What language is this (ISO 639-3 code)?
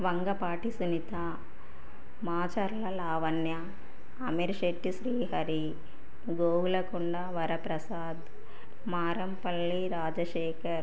tel